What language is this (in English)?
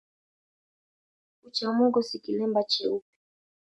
Swahili